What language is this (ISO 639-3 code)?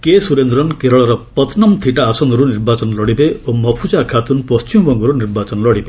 ori